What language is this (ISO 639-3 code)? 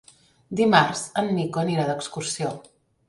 cat